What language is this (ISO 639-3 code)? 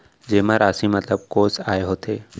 hne